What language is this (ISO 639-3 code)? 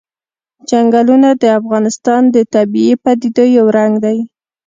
pus